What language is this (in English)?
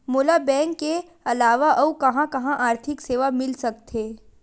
Chhattisgarhi